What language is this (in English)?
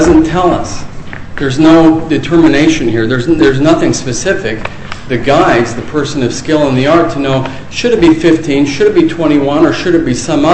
English